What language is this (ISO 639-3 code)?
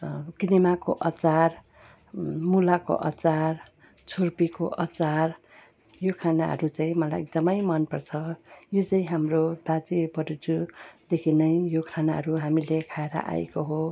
nep